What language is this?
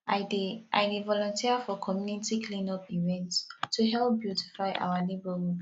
Nigerian Pidgin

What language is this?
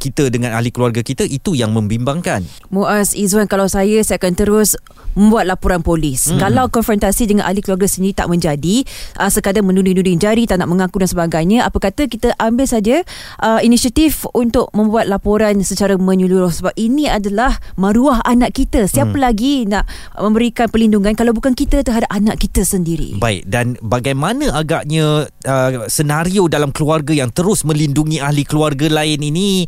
Malay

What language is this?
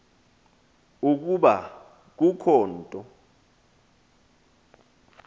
Xhosa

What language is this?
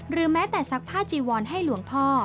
Thai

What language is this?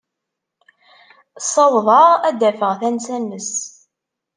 Kabyle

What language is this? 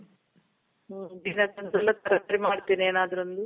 Kannada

